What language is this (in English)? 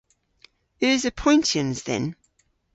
Cornish